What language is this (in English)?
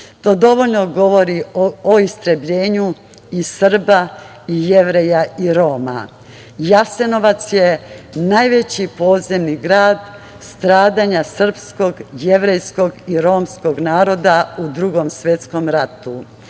Serbian